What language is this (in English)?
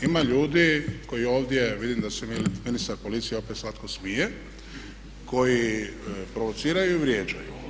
Croatian